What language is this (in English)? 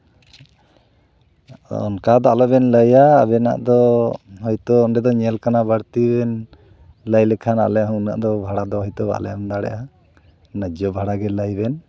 Santali